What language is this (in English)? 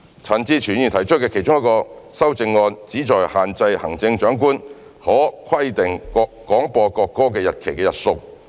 Cantonese